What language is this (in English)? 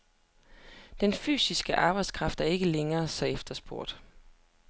Danish